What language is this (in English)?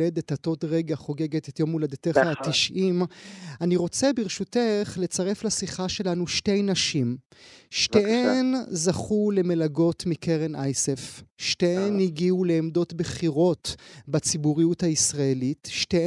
Hebrew